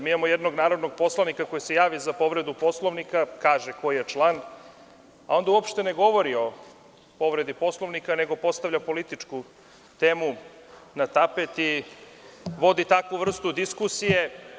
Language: Serbian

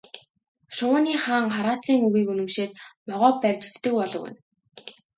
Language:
Mongolian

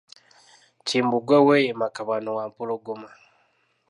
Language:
Ganda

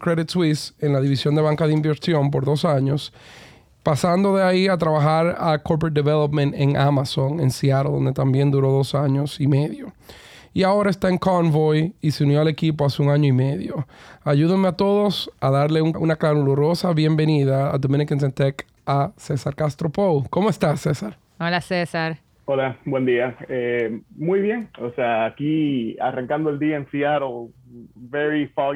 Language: Spanish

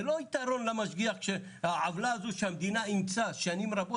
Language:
Hebrew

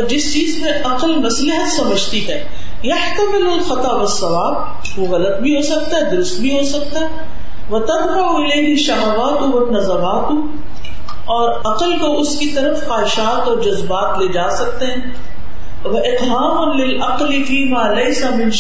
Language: Urdu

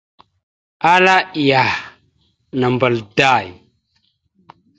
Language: Mada (Cameroon)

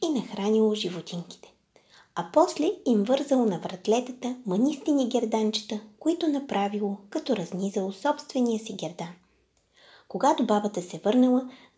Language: Bulgarian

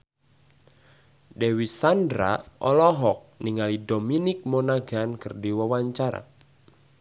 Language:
Sundanese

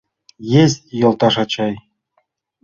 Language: Mari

